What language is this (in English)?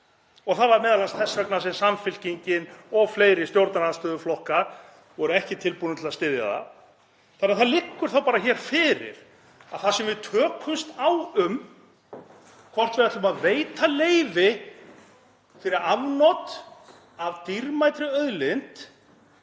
Icelandic